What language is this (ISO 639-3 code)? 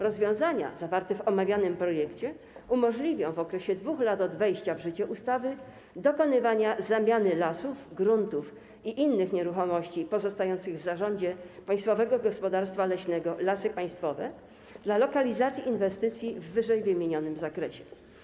pol